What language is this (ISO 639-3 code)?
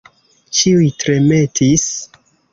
epo